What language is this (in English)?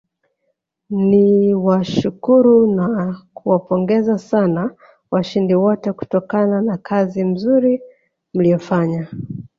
Swahili